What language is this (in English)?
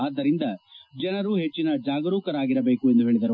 Kannada